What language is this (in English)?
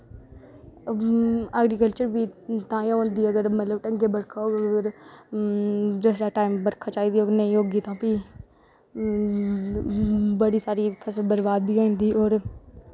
Dogri